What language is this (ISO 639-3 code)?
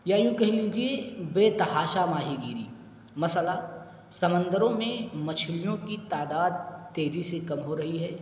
urd